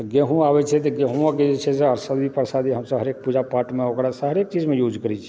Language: Maithili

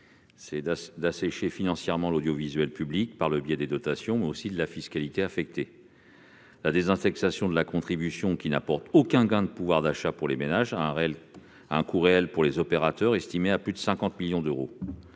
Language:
French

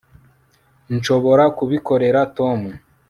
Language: Kinyarwanda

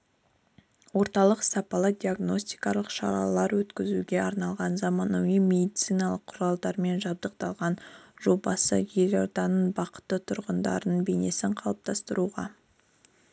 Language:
Kazakh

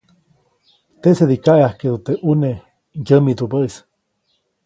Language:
Copainalá Zoque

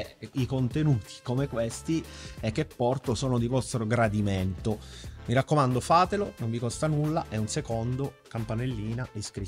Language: Italian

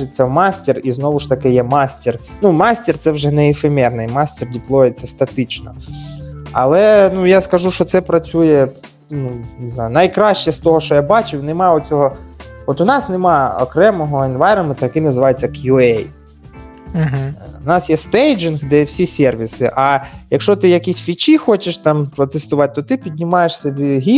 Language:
Ukrainian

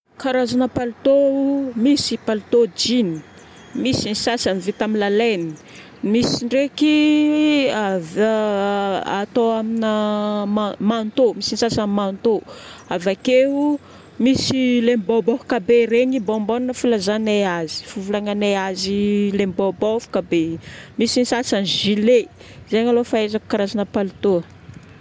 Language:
Northern Betsimisaraka Malagasy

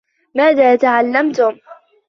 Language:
Arabic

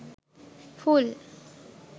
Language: Sinhala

